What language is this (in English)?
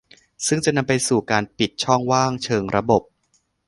Thai